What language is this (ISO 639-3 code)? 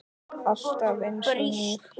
isl